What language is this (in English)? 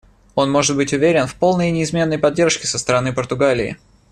Russian